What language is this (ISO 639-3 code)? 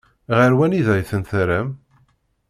kab